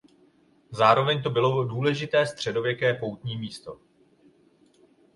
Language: Czech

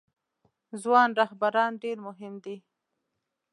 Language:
Pashto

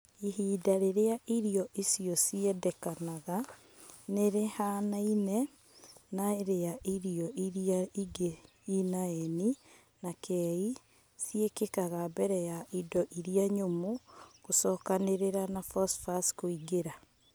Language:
Kikuyu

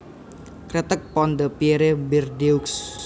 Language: Javanese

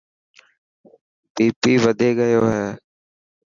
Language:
Dhatki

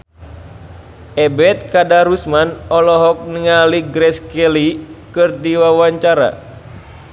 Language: Sundanese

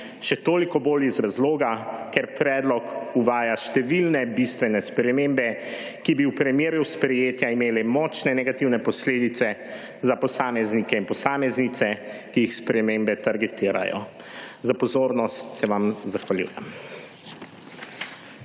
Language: Slovenian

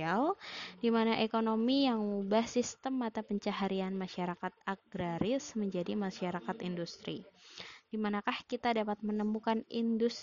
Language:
Indonesian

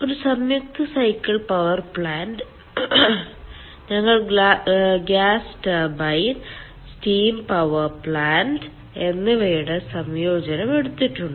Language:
Malayalam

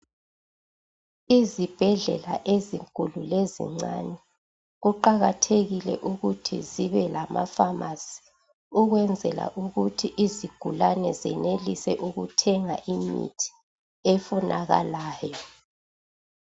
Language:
North Ndebele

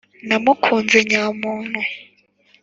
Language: Kinyarwanda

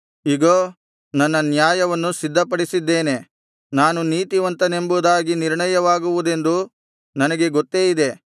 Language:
Kannada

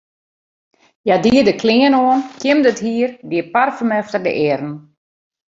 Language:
Western Frisian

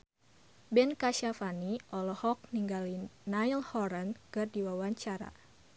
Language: Sundanese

